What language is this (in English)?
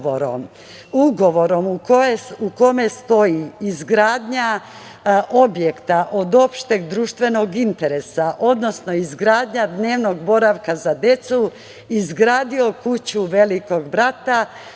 Serbian